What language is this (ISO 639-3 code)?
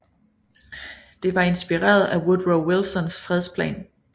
dan